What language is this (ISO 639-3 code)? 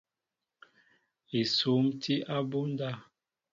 mbo